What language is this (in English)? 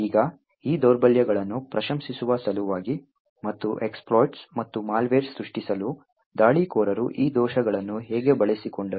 Kannada